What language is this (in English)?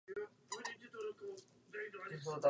Czech